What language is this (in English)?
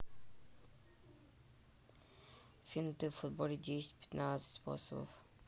Russian